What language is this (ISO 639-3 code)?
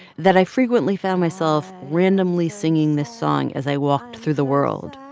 eng